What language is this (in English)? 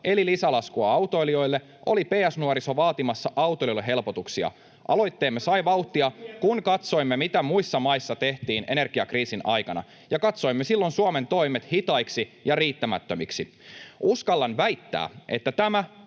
Finnish